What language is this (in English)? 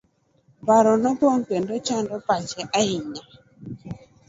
Luo (Kenya and Tanzania)